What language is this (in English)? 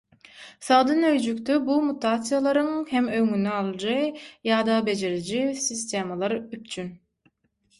Turkmen